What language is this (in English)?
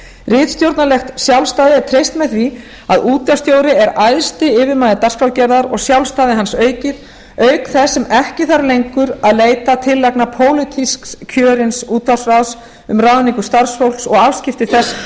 Icelandic